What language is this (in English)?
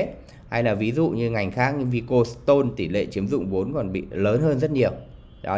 Vietnamese